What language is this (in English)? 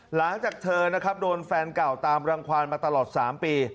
Thai